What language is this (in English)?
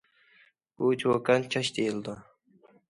Uyghur